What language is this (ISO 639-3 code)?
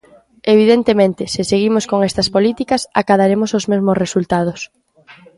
glg